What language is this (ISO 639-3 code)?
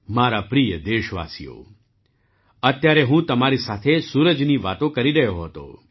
guj